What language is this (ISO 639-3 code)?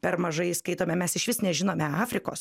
lit